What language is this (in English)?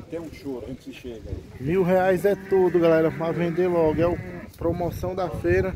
Portuguese